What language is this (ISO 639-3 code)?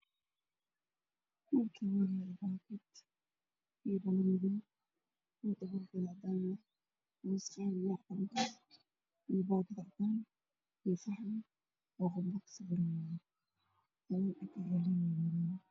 som